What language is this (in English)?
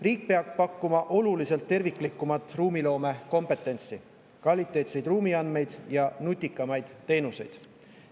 Estonian